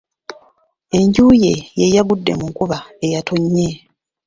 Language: Ganda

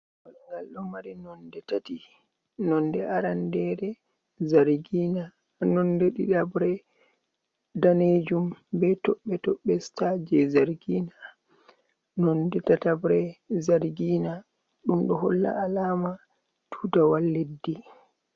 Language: Fula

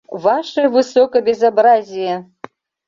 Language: Mari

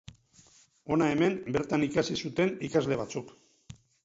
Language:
Basque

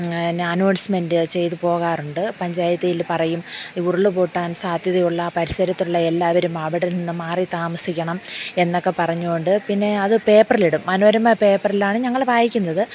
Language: Malayalam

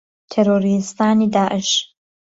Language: Central Kurdish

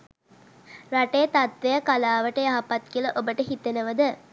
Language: Sinhala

